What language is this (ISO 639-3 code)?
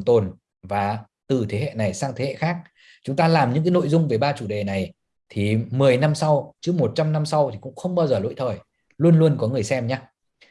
vie